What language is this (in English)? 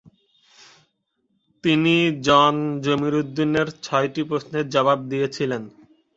Bangla